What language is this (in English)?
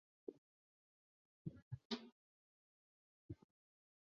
Chinese